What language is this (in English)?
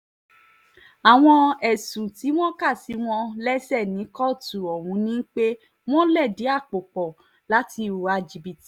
Yoruba